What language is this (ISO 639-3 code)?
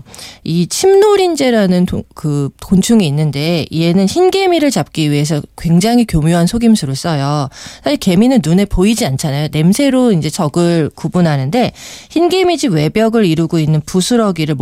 kor